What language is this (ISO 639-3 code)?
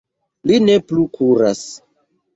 epo